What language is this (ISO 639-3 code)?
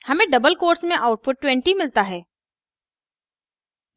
hin